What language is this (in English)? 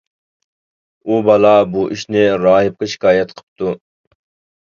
Uyghur